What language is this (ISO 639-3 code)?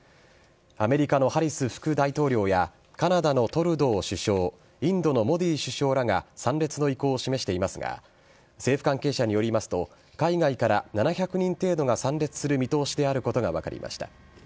jpn